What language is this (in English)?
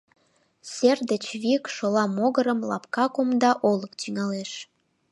Mari